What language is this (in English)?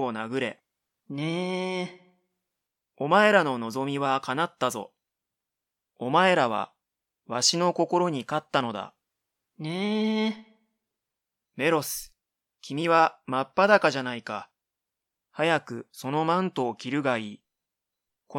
Japanese